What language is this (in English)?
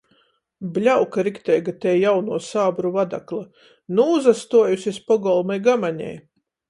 Latgalian